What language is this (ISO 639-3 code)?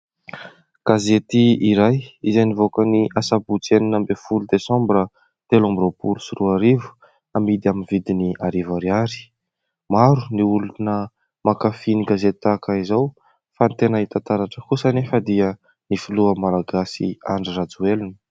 mlg